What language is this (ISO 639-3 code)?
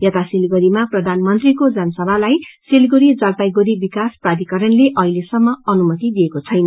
nep